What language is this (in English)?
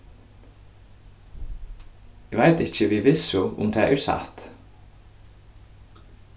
Faroese